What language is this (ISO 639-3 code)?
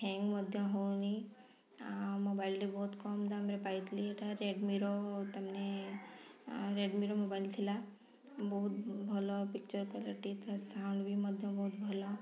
ori